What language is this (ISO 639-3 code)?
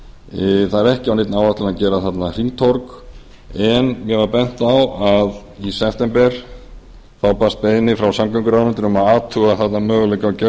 isl